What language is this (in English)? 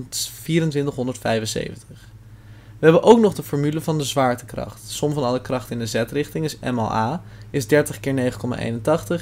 Dutch